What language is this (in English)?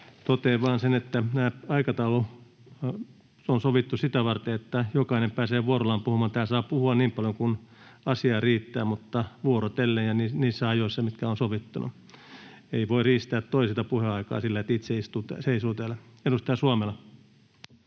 Finnish